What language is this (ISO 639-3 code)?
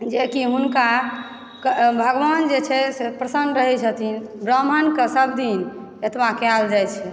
mai